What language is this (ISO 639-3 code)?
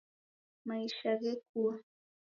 dav